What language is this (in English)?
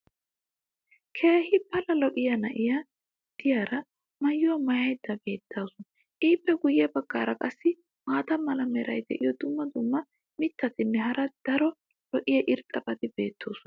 Wolaytta